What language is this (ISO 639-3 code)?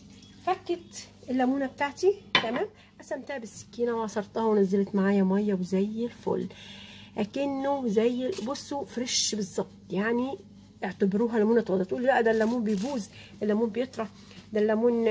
ara